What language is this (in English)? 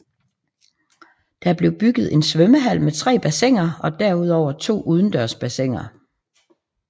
Danish